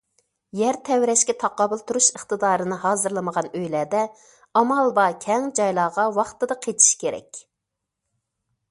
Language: Uyghur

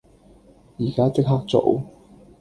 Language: Cantonese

